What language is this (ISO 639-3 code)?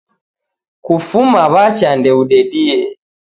dav